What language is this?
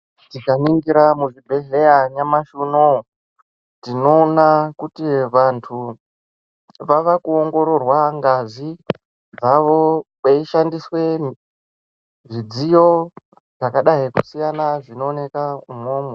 Ndau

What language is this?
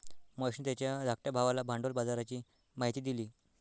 Marathi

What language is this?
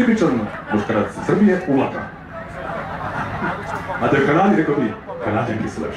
Greek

